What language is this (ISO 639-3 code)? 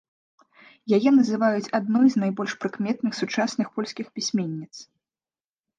bel